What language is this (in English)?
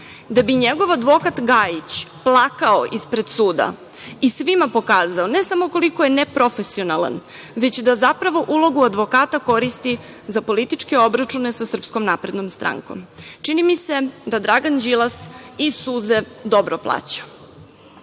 Serbian